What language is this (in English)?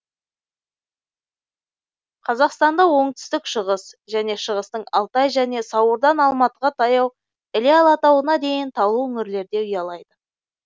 Kazakh